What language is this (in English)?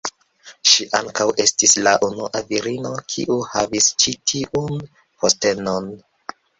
Esperanto